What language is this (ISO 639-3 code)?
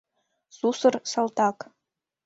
chm